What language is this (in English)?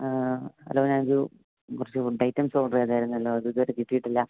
Malayalam